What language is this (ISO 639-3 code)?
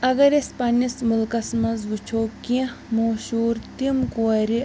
kas